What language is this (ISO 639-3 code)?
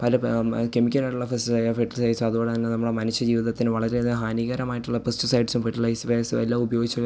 mal